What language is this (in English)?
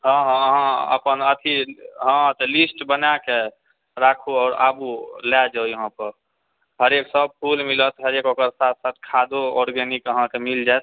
Maithili